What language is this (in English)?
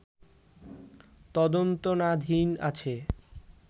Bangla